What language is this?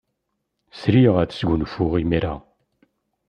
Kabyle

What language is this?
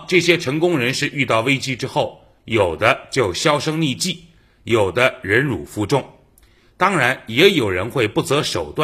Chinese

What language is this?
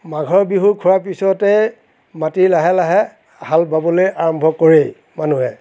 Assamese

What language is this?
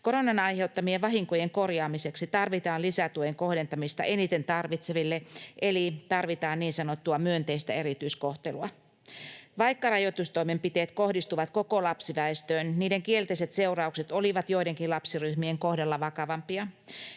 Finnish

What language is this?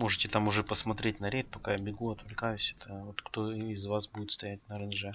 Russian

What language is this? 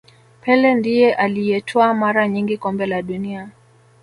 Swahili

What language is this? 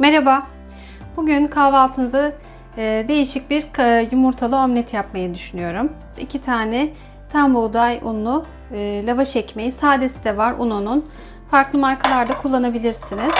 Turkish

